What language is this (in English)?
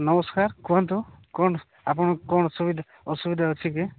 Odia